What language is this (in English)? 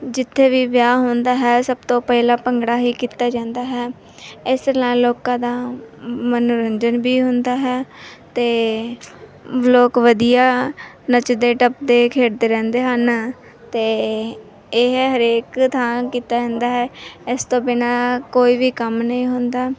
Punjabi